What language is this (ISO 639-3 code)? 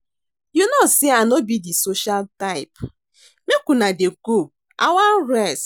pcm